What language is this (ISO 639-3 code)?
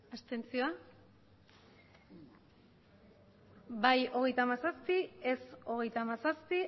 eus